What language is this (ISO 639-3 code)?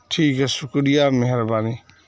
urd